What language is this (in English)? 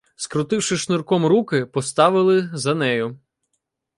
Ukrainian